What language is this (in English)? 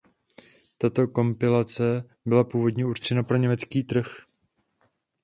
Czech